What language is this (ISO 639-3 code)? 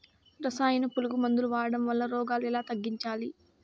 tel